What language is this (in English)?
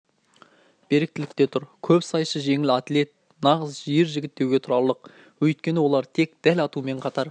Kazakh